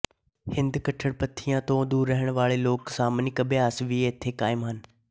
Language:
Punjabi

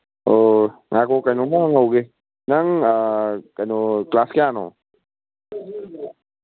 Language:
Manipuri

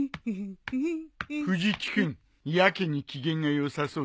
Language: Japanese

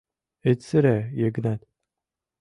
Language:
Mari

